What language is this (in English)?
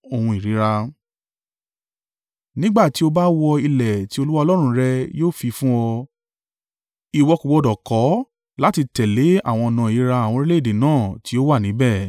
Yoruba